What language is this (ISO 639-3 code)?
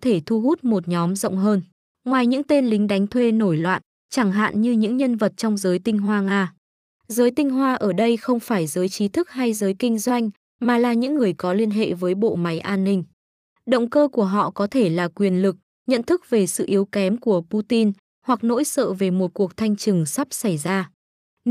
vie